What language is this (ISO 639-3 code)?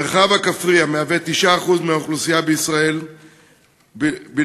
heb